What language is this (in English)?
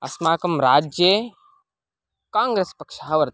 Sanskrit